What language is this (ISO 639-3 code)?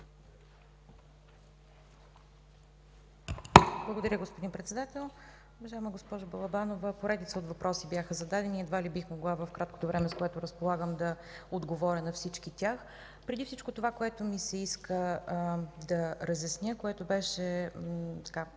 bul